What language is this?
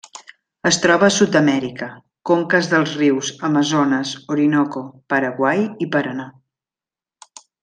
Catalan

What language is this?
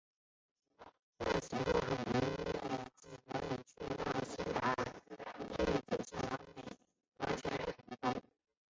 Chinese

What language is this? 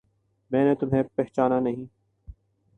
Urdu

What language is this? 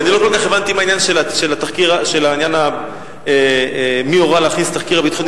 Hebrew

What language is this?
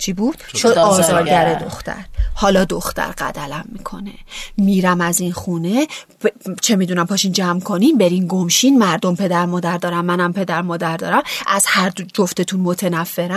Persian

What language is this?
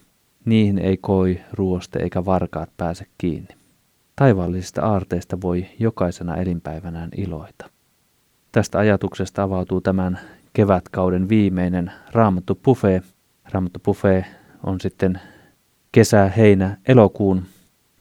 Finnish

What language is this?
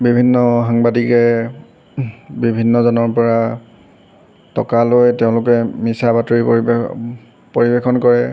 Assamese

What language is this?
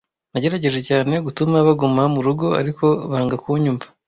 Kinyarwanda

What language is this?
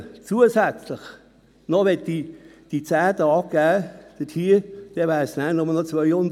Swiss German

